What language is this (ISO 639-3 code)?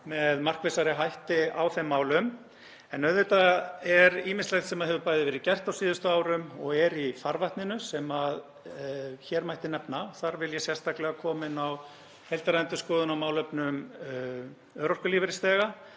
isl